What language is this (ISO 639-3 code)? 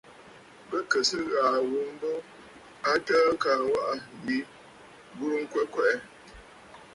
bfd